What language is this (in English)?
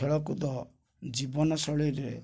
Odia